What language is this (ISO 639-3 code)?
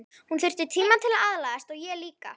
isl